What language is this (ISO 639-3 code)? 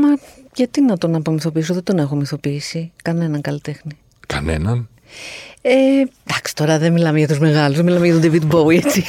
ell